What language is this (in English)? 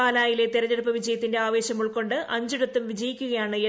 Malayalam